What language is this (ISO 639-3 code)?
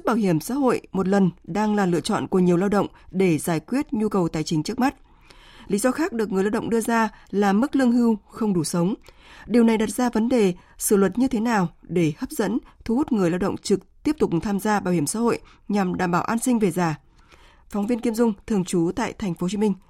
vie